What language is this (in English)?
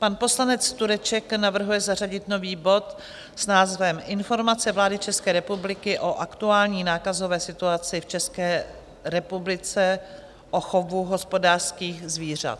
Czech